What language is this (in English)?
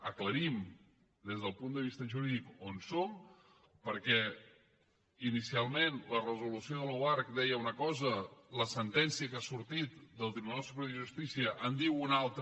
Catalan